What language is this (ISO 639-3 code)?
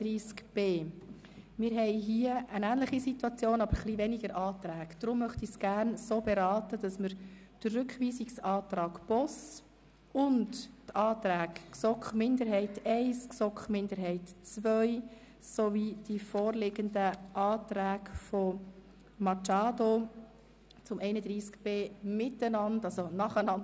gsw